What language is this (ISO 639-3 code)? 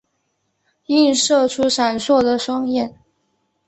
zho